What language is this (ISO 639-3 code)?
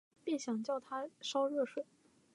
zho